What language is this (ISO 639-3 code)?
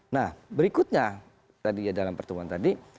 ind